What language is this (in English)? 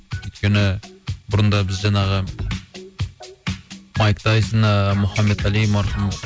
Kazakh